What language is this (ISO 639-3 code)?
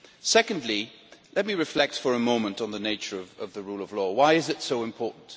eng